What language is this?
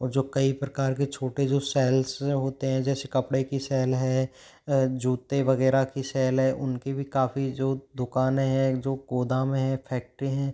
Hindi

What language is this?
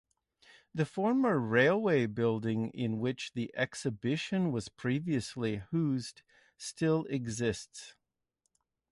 English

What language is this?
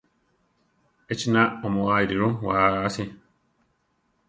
Central Tarahumara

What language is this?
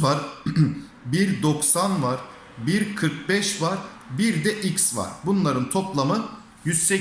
Turkish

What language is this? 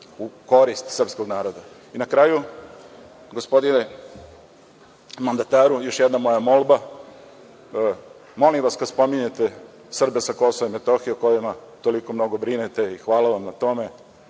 Serbian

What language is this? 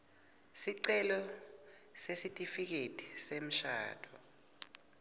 Swati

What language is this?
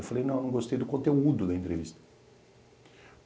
Portuguese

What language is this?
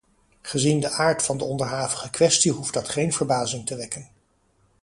Dutch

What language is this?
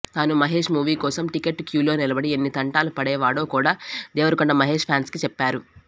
Telugu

